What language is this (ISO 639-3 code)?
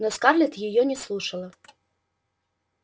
rus